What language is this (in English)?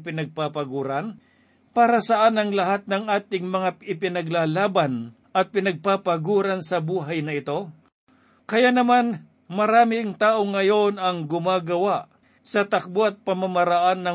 Filipino